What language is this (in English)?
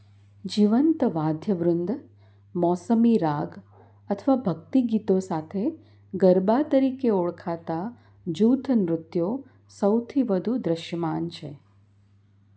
Gujarati